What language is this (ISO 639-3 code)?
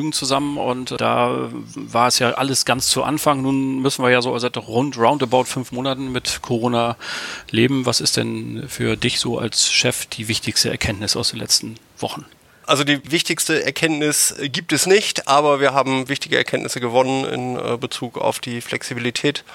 deu